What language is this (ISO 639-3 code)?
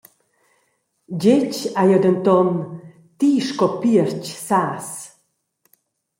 roh